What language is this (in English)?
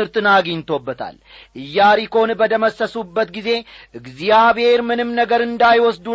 Amharic